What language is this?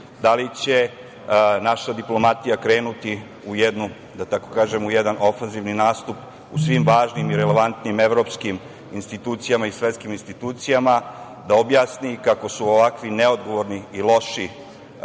Serbian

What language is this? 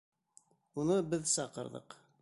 Bashkir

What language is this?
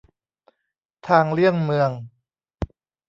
Thai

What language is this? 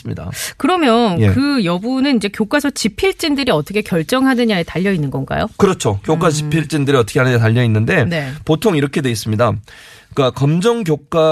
Korean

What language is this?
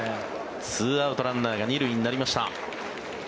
Japanese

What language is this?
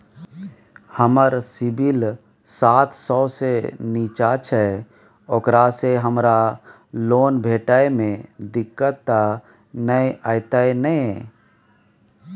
Maithili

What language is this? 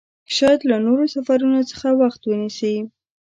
Pashto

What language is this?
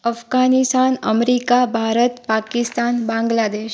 Sindhi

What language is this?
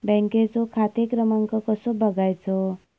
Marathi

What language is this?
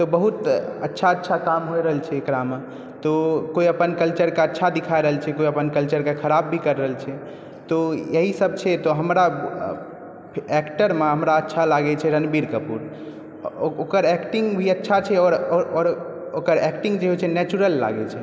Maithili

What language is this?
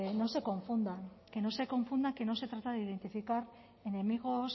Spanish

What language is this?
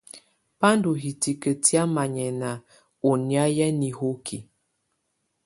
Tunen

